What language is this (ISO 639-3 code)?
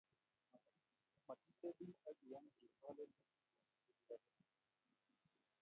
kln